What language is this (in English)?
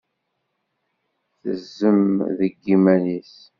Kabyle